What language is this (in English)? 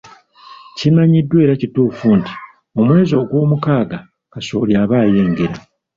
Ganda